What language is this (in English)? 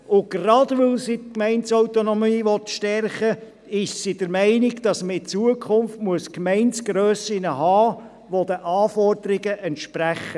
Swiss German